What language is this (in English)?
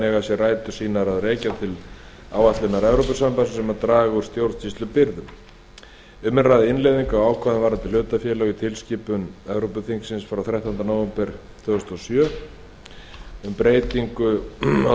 Icelandic